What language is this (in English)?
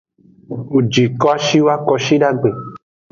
Aja (Benin)